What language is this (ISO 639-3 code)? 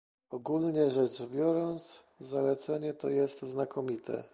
pol